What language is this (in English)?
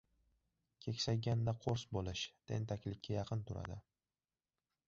Uzbek